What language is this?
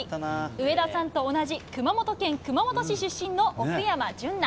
Japanese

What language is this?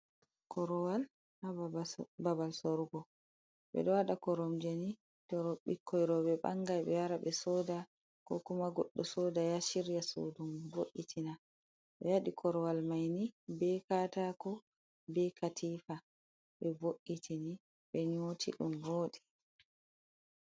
Fula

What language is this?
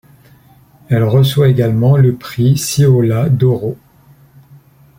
French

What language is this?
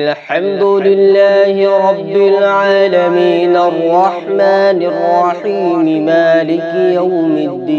Arabic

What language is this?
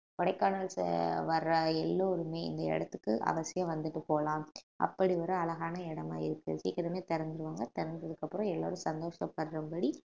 Tamil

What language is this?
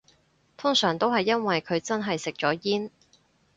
Cantonese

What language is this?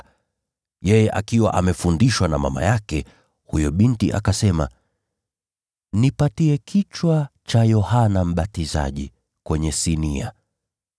Swahili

